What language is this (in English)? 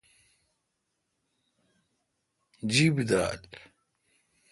Kalkoti